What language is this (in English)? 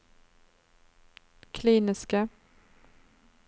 Norwegian